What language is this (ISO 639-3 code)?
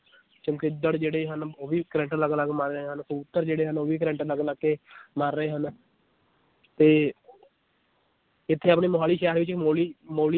pan